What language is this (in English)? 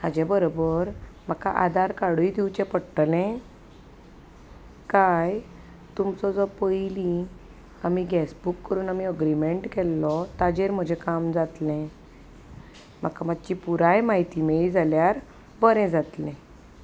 Konkani